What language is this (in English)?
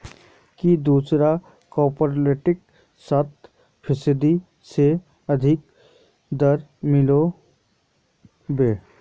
Magahi